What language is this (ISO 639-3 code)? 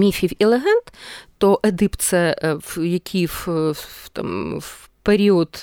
ukr